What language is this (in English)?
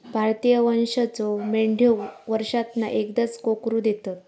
Marathi